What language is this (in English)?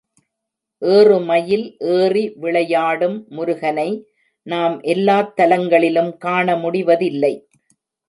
Tamil